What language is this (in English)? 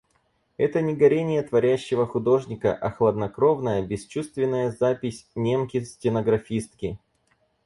Russian